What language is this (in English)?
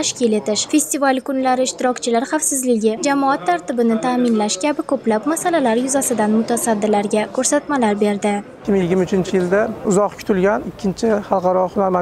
Turkish